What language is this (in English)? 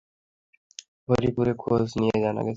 Bangla